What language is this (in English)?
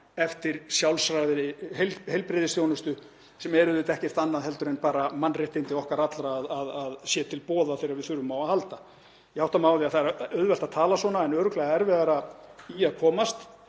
Icelandic